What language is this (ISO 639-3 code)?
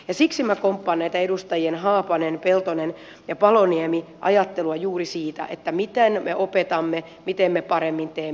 fin